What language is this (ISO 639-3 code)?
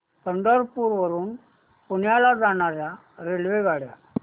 mar